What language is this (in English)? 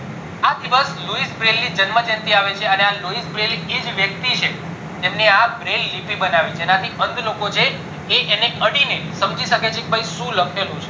Gujarati